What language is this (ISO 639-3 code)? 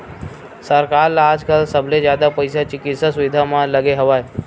hne